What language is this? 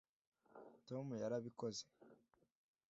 Kinyarwanda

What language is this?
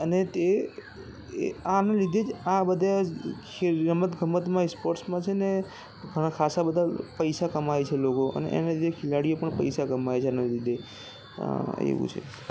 Gujarati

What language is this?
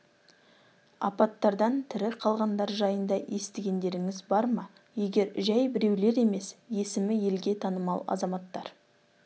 Kazakh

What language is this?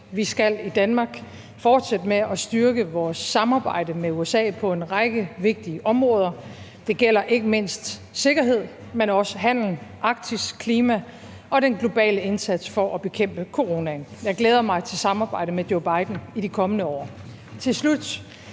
Danish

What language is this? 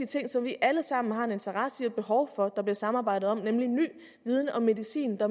Danish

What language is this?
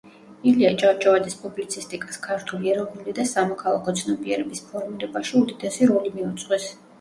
Georgian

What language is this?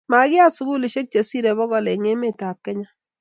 Kalenjin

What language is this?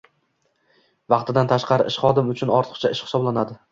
Uzbek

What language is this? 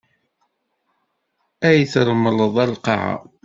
Kabyle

